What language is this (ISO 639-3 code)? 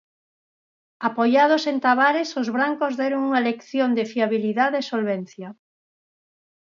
glg